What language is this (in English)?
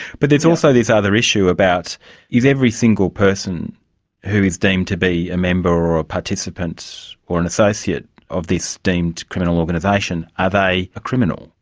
English